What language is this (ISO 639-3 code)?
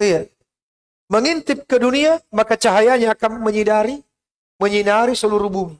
ind